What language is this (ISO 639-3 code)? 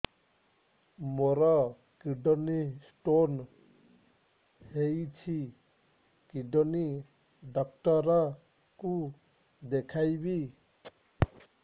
ori